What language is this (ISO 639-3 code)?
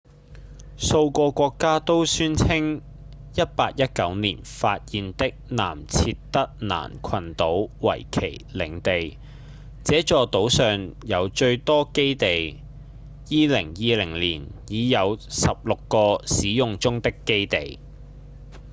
yue